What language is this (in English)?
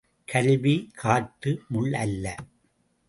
Tamil